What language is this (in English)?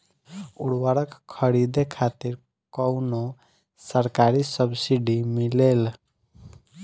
Bhojpuri